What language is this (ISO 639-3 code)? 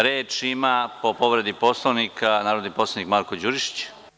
srp